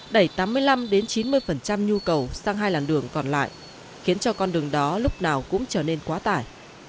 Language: Vietnamese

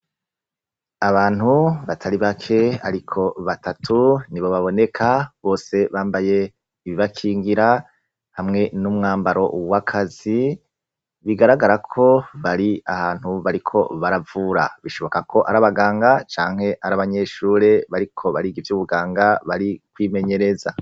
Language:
Rundi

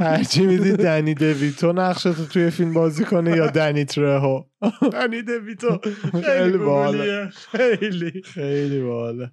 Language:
Persian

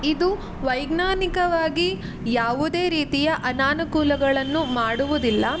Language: Kannada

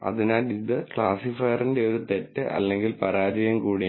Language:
Malayalam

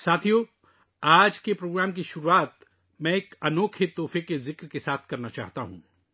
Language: Urdu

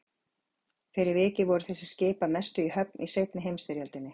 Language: Icelandic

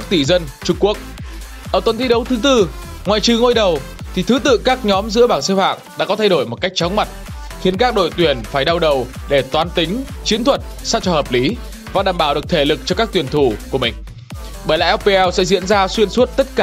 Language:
Vietnamese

